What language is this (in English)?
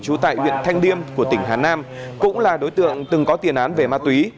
Vietnamese